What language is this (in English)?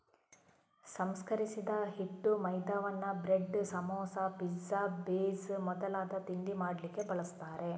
Kannada